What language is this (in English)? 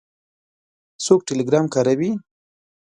Pashto